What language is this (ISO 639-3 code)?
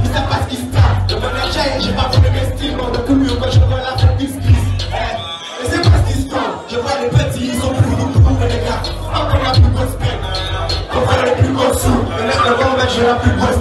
fra